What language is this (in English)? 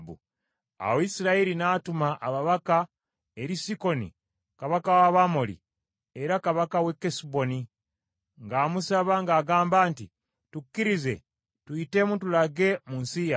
Ganda